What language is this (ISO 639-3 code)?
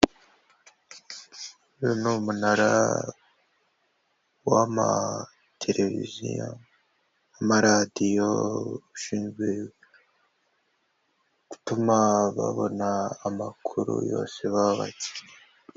kin